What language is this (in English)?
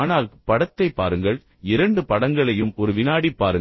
Tamil